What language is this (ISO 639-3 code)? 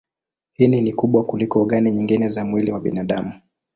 swa